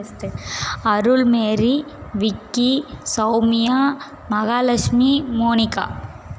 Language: Tamil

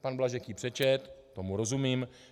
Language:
Czech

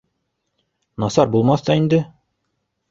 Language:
Bashkir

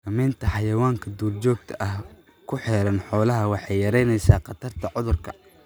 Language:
Somali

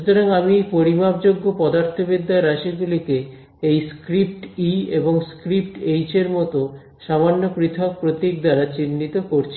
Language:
Bangla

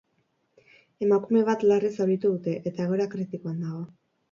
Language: Basque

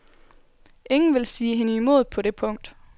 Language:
Danish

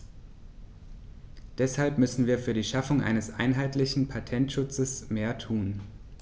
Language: German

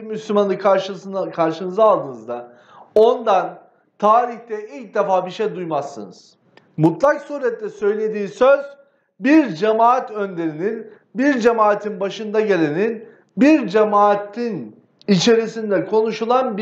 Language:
Turkish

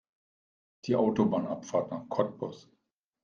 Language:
German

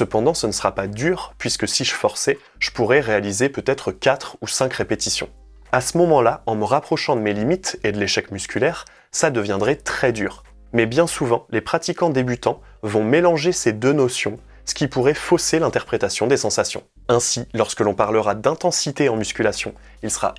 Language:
French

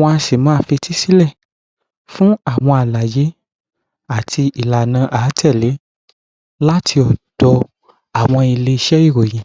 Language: Yoruba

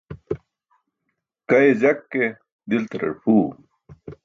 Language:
Burushaski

